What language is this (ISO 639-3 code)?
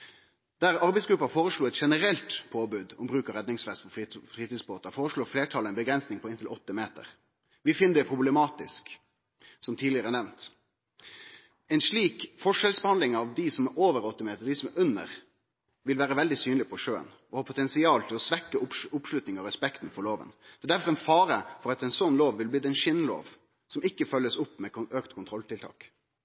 nno